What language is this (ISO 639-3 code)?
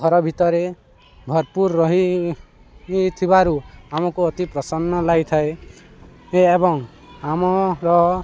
ori